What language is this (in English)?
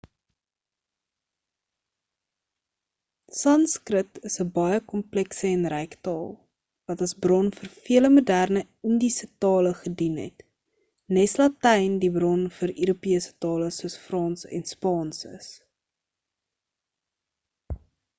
Afrikaans